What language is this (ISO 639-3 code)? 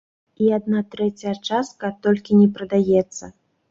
bel